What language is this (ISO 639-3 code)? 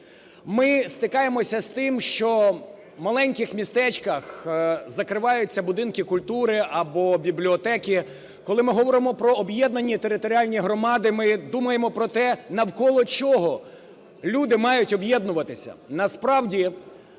ukr